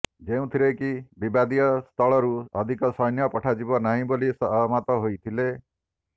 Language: Odia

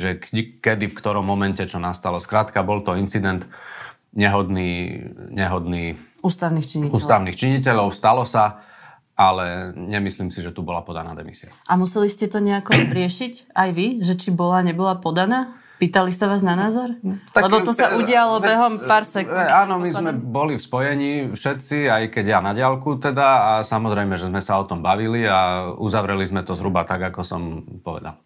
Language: Slovak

